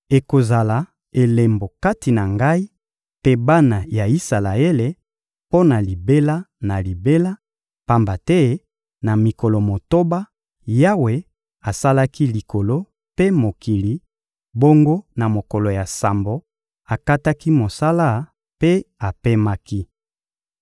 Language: Lingala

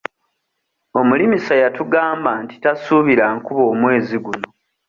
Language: Ganda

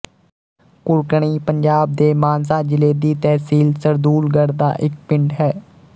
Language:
Punjabi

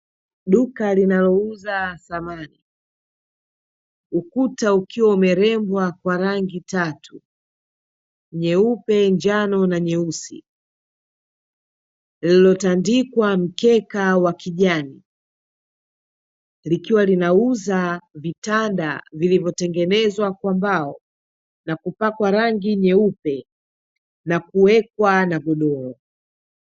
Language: Swahili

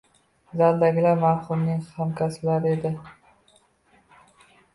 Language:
Uzbek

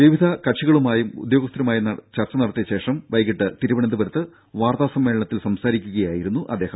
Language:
Malayalam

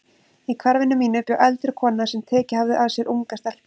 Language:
Icelandic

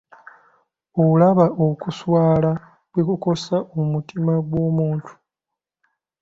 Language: Ganda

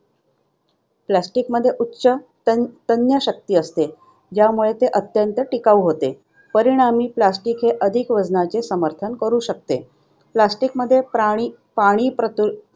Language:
Marathi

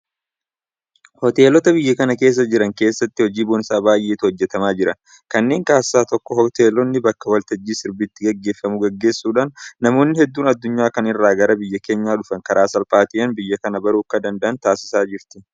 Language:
Oromo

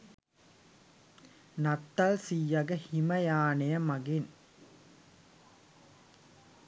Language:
Sinhala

